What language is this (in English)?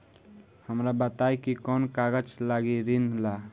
Bhojpuri